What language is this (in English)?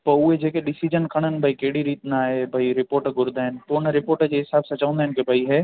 Sindhi